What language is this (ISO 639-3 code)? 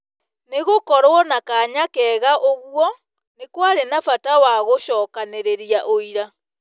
kik